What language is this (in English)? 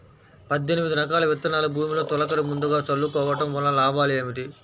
Telugu